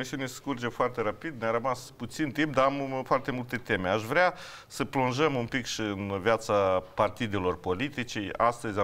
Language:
Romanian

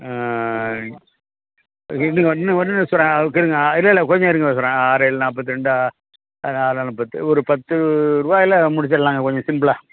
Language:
Tamil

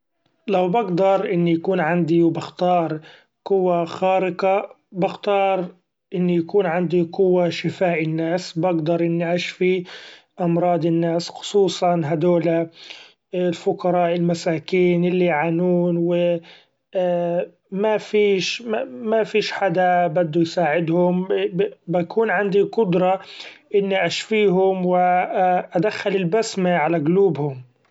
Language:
Gulf Arabic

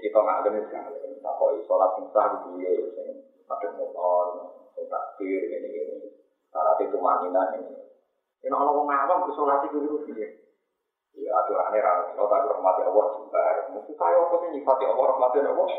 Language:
Indonesian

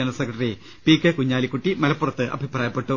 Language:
Malayalam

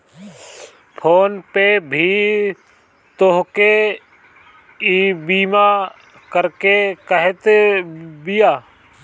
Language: Bhojpuri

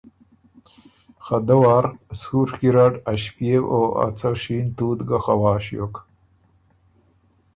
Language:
Ormuri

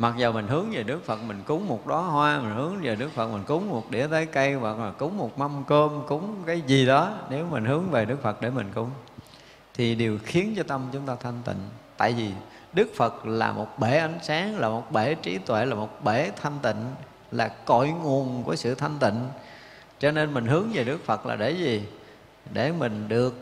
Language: Vietnamese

